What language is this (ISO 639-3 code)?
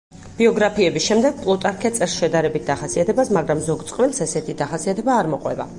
kat